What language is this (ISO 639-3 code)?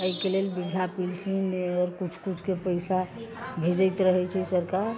mai